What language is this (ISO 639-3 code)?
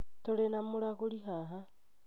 kik